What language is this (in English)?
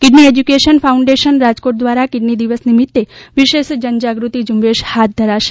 Gujarati